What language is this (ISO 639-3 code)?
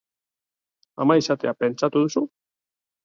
eus